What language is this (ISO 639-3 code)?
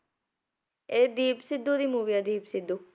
pan